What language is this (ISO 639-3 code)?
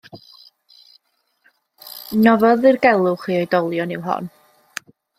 cym